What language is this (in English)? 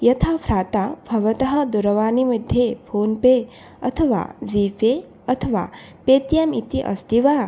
Sanskrit